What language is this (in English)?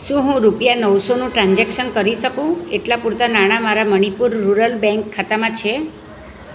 Gujarati